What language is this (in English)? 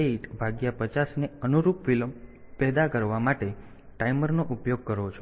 Gujarati